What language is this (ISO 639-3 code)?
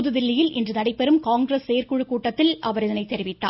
tam